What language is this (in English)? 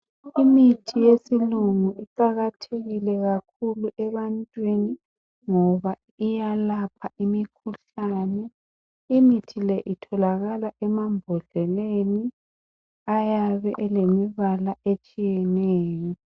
North Ndebele